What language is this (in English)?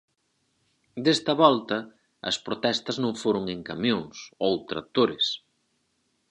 Galician